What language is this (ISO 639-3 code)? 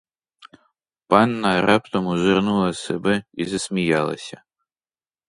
ukr